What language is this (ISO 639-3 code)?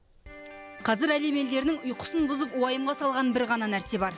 kaz